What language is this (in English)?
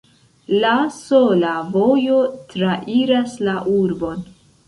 Esperanto